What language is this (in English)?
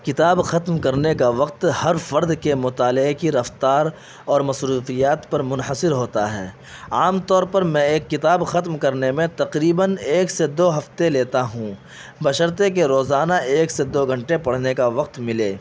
Urdu